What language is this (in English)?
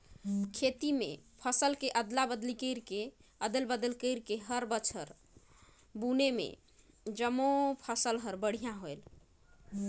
Chhattisgarhi